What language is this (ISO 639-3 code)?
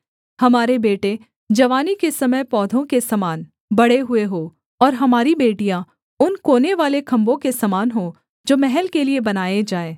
hin